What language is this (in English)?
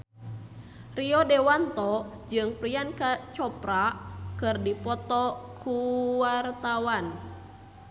Sundanese